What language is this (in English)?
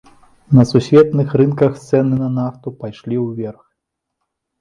Belarusian